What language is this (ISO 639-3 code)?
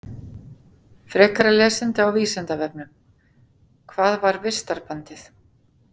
isl